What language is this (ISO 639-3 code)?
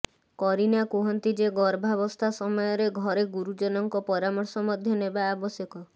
ori